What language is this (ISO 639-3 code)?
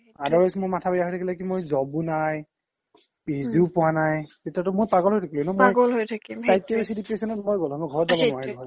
asm